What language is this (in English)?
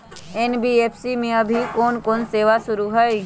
Magahi